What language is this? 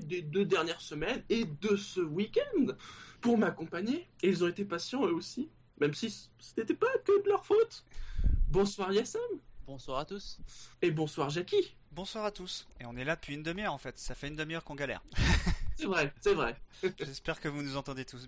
French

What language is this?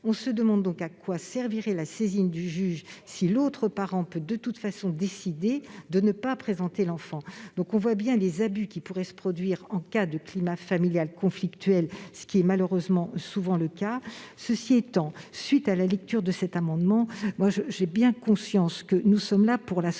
French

